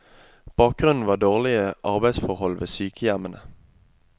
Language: Norwegian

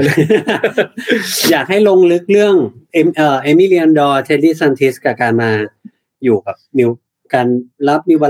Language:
Thai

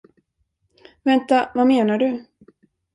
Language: Swedish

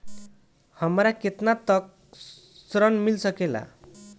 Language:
Bhojpuri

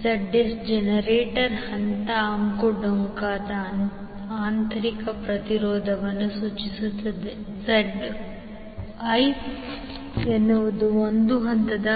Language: Kannada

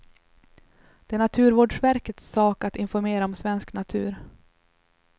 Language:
Swedish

